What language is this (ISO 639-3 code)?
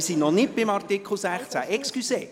gsw